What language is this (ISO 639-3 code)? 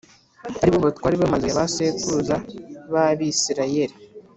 kin